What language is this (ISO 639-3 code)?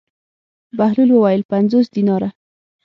pus